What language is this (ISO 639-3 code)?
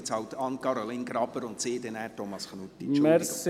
gsw